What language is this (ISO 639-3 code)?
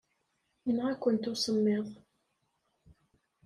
kab